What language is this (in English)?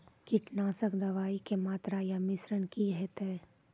Maithili